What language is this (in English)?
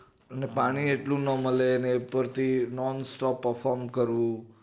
Gujarati